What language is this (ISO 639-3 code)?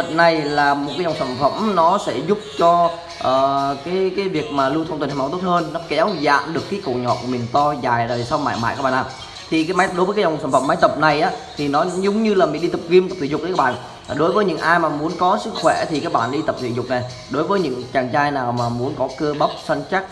vie